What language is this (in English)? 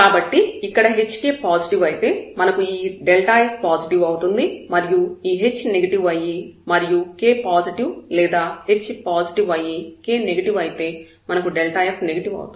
Telugu